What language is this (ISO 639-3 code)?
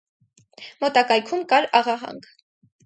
hye